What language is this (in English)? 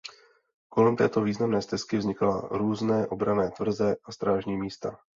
Czech